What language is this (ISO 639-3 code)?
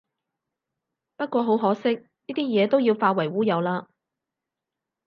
yue